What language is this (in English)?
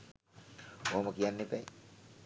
Sinhala